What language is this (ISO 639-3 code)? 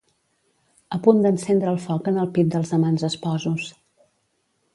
cat